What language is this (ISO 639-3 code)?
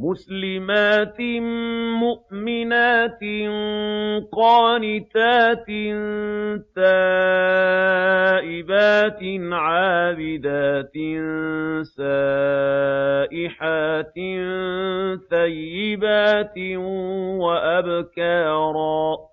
ara